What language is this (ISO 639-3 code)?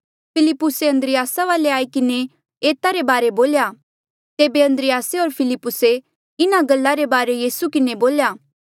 mjl